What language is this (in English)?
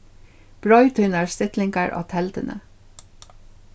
Faroese